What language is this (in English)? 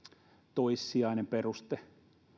Finnish